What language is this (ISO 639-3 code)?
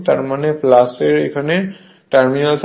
ben